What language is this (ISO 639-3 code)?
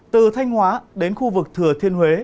vie